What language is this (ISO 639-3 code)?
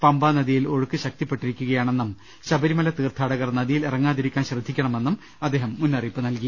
mal